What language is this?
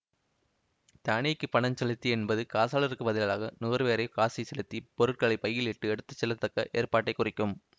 Tamil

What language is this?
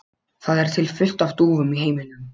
Icelandic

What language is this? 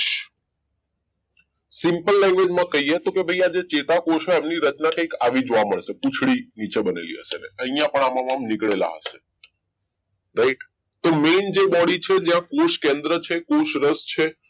Gujarati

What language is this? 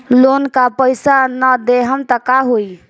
Bhojpuri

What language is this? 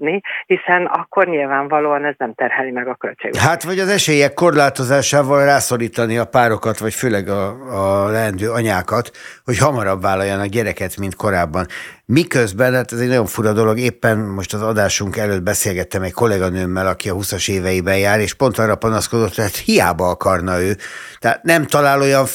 Hungarian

